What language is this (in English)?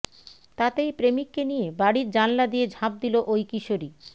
Bangla